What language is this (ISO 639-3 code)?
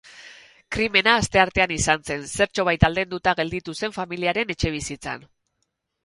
eus